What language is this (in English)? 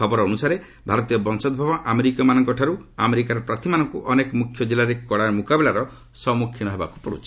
Odia